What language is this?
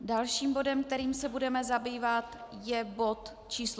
Czech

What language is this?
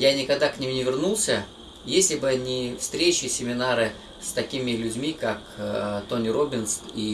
Russian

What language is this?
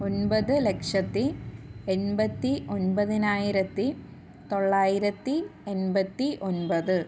Malayalam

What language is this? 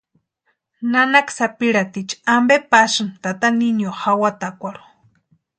Western Highland Purepecha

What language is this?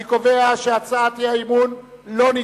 Hebrew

